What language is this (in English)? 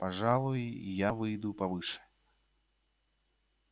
Russian